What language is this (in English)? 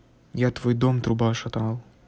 Russian